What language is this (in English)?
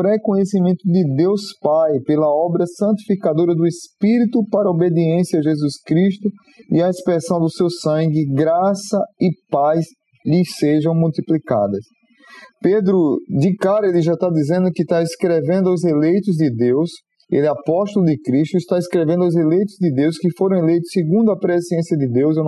Portuguese